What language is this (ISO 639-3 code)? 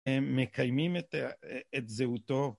heb